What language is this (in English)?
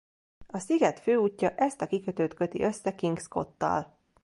Hungarian